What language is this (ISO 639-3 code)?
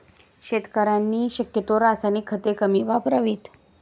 mar